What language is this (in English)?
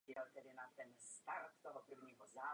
Czech